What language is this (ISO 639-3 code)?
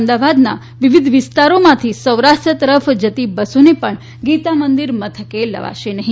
guj